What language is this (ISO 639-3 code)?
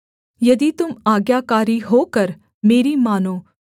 hin